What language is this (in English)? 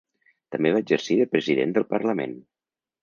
Catalan